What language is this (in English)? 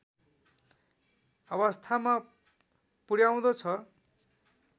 Nepali